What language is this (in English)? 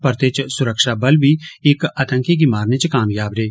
Dogri